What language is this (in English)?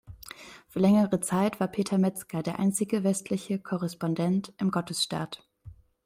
German